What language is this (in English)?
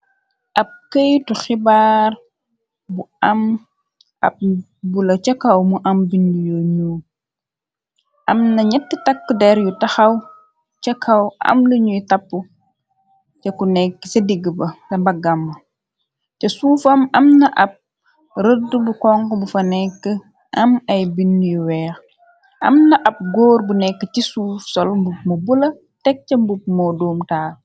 Wolof